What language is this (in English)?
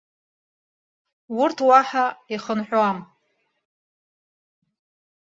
Abkhazian